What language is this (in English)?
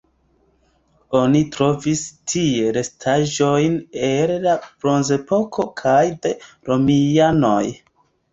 Esperanto